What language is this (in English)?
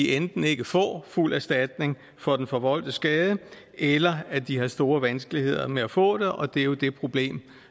Danish